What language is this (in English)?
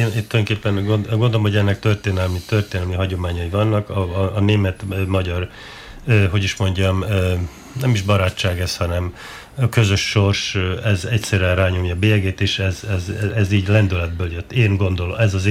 Hungarian